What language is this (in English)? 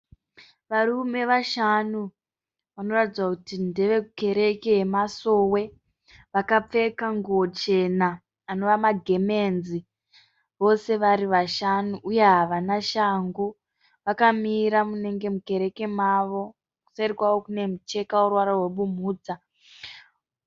Shona